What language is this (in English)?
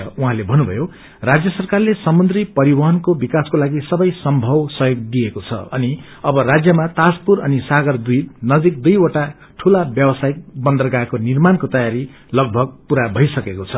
Nepali